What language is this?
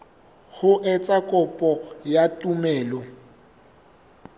Southern Sotho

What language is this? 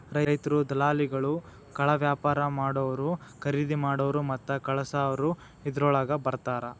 Kannada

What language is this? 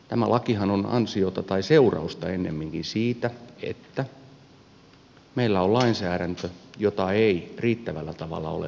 Finnish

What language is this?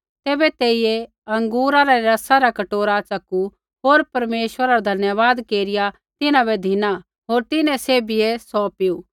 Kullu Pahari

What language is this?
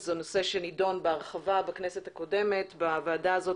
Hebrew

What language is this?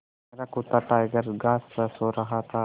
Hindi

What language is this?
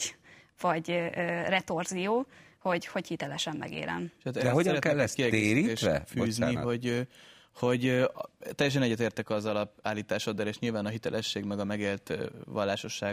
Hungarian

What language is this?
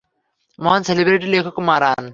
Bangla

